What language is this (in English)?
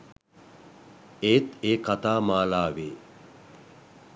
Sinhala